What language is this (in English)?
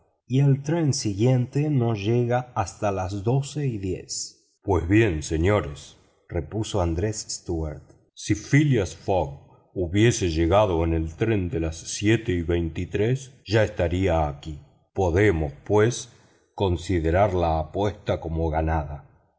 Spanish